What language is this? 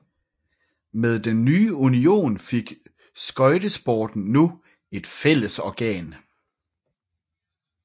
Danish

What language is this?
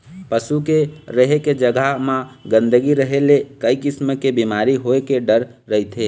Chhattisgarhi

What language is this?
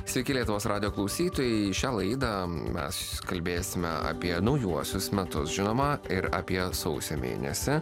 Lithuanian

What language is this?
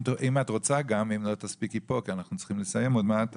Hebrew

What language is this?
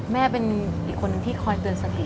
Thai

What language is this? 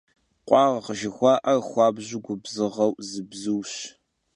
Kabardian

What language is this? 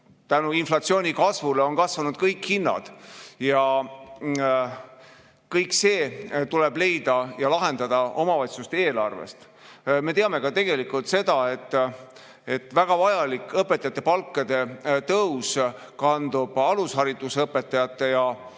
Estonian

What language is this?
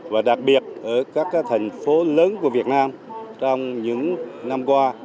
Vietnamese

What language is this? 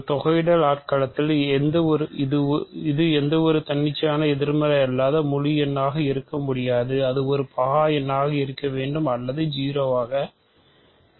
Tamil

